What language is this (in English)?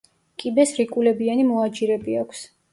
Georgian